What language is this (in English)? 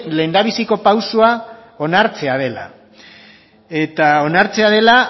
Basque